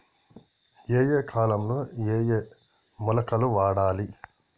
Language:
Telugu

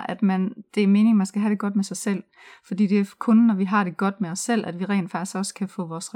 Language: Danish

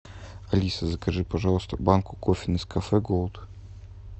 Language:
Russian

